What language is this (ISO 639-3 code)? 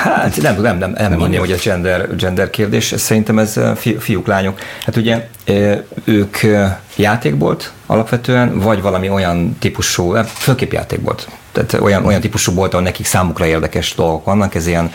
hun